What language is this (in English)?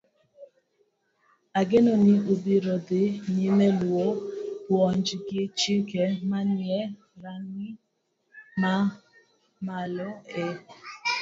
Luo (Kenya and Tanzania)